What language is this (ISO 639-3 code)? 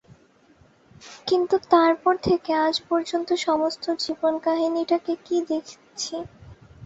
ben